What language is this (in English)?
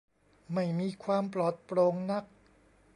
Thai